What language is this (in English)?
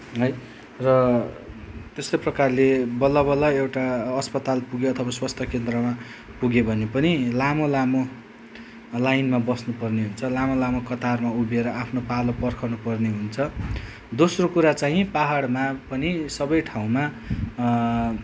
Nepali